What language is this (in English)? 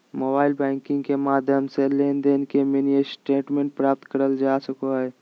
Magahi